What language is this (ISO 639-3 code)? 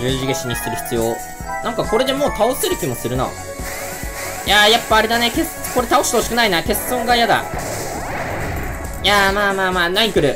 jpn